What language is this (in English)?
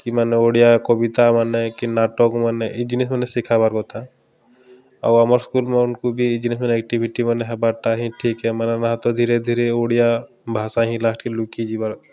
Odia